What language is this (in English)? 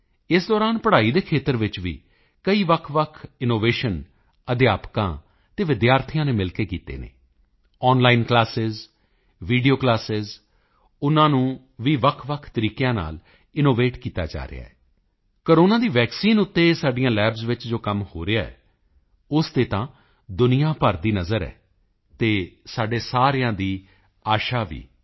Punjabi